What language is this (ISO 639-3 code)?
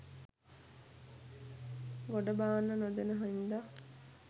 sin